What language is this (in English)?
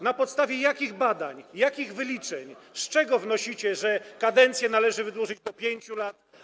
Polish